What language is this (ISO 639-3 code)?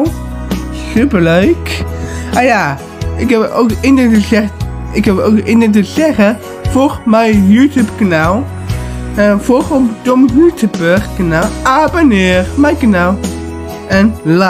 nld